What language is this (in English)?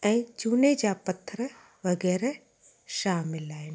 Sindhi